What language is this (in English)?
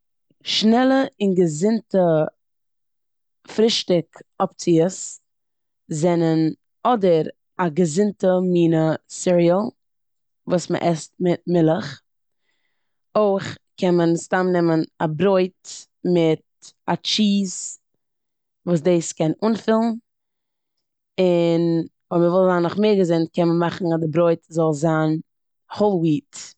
Yiddish